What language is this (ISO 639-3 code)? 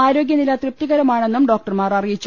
mal